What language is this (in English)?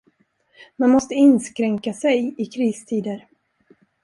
Swedish